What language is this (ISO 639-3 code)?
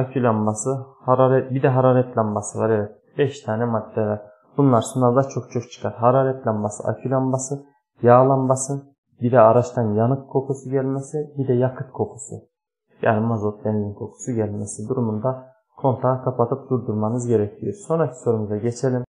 tur